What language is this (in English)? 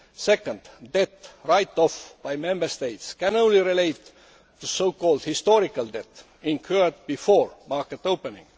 English